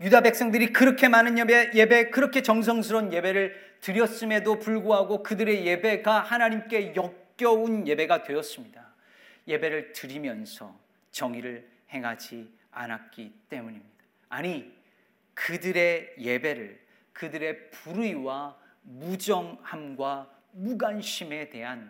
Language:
Korean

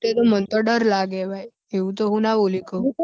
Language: Gujarati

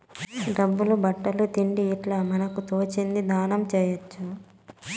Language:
Telugu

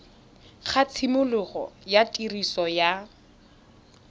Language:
Tswana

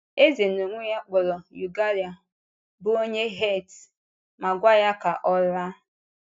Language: Igbo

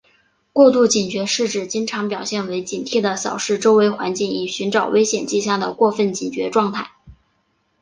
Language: Chinese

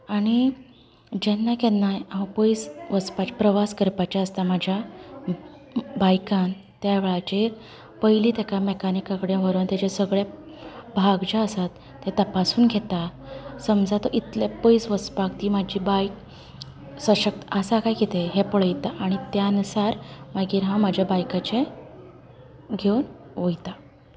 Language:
Konkani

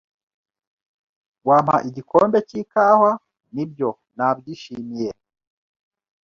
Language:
Kinyarwanda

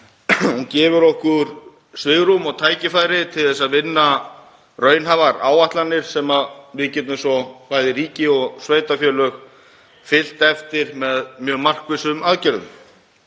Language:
Icelandic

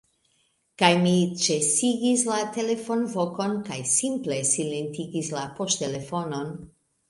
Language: Esperanto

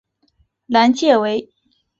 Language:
Chinese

